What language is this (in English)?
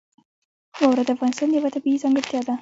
Pashto